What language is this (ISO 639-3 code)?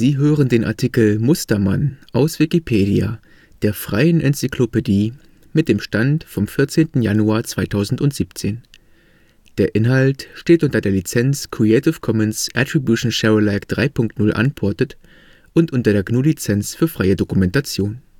deu